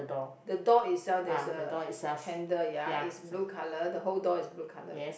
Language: English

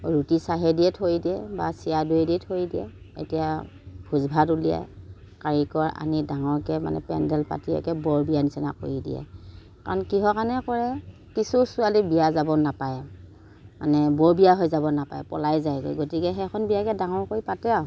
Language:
Assamese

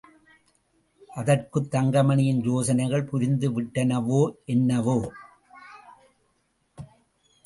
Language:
Tamil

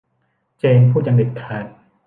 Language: Thai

